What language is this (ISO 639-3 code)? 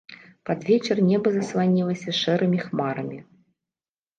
bel